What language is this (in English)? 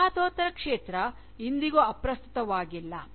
Kannada